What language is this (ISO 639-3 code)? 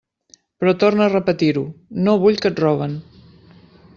cat